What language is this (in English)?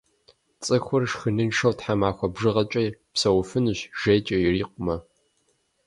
Kabardian